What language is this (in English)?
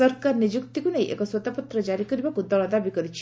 Odia